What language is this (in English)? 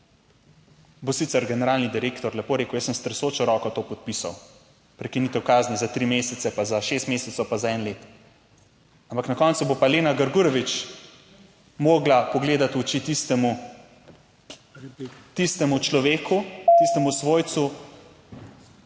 Slovenian